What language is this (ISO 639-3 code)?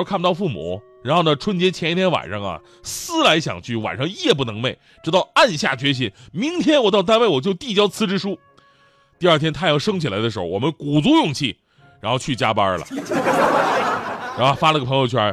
zho